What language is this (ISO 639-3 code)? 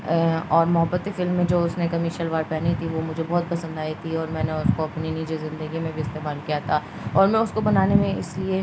urd